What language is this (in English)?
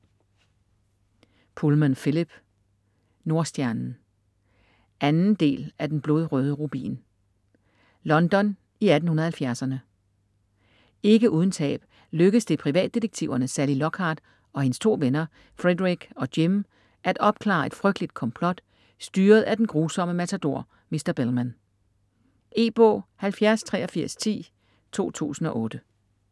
Danish